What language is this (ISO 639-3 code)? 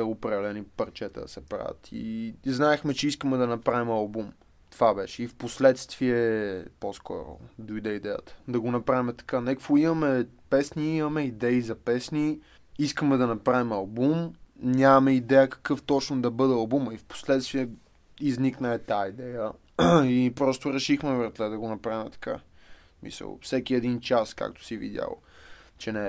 bul